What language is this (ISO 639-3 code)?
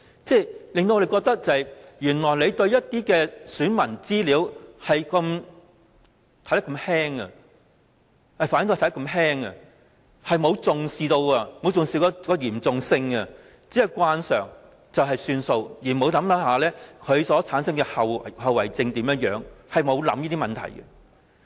yue